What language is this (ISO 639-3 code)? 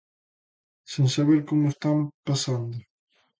glg